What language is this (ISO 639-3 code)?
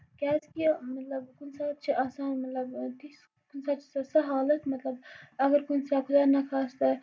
kas